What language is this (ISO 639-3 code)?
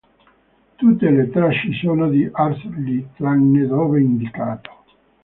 ita